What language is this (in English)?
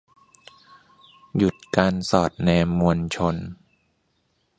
Thai